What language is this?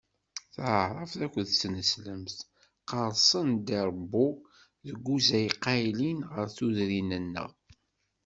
Kabyle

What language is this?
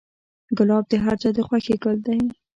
Pashto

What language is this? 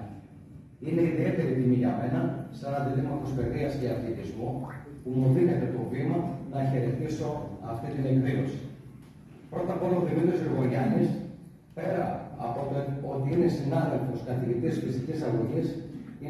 Greek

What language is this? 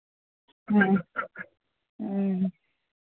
Santali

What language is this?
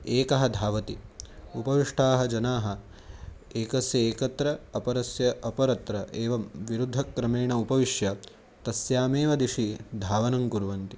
Sanskrit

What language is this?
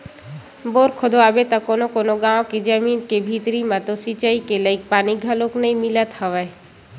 Chhattisgarhi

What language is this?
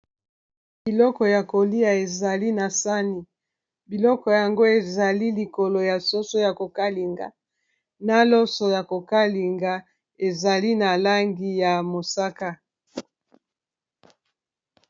Lingala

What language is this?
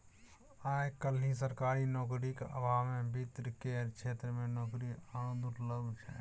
Maithili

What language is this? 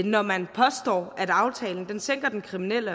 Danish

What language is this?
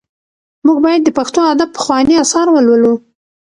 Pashto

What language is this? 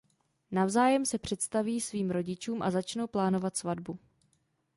Czech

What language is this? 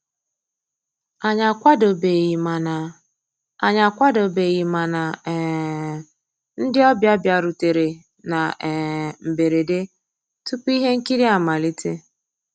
Igbo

